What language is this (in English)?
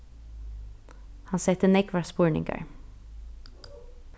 Faroese